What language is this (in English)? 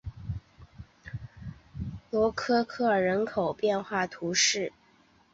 Chinese